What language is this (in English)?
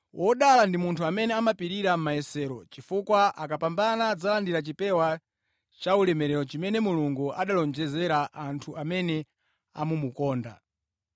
Nyanja